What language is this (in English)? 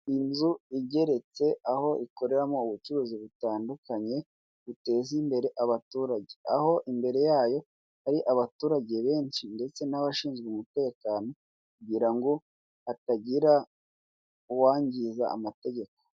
Kinyarwanda